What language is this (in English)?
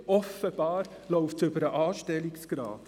Swiss German